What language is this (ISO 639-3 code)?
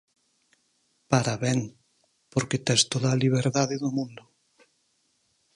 glg